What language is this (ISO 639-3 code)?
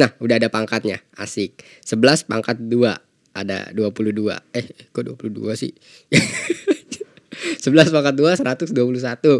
ind